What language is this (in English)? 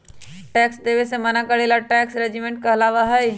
Magahi